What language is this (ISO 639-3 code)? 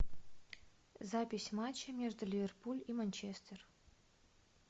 rus